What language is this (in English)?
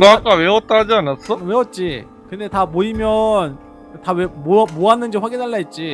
Korean